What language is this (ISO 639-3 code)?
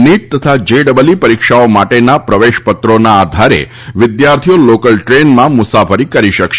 guj